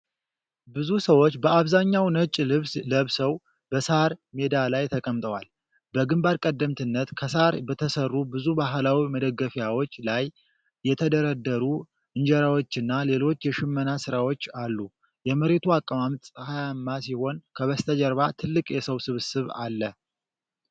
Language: Amharic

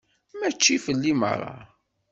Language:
Kabyle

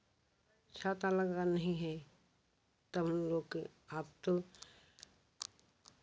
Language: Hindi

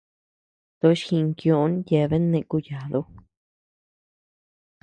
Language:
Tepeuxila Cuicatec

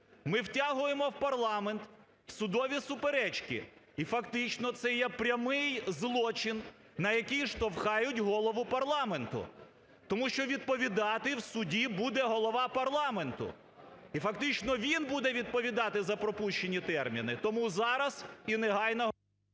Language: Ukrainian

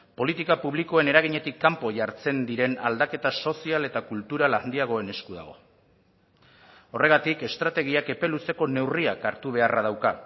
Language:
Basque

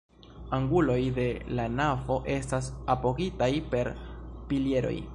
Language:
Esperanto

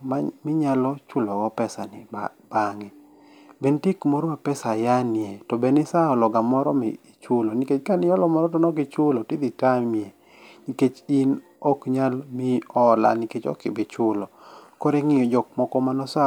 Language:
Luo (Kenya and Tanzania)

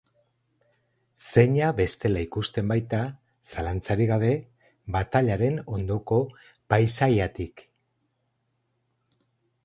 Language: Basque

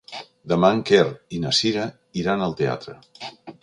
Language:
Catalan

